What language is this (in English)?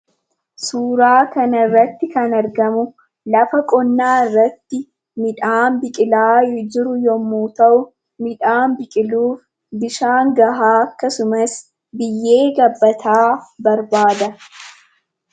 Oromo